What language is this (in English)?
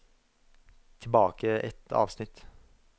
Norwegian